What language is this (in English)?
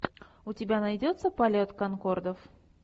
Russian